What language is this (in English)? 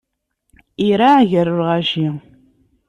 Kabyle